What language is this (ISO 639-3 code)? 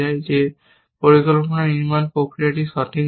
ben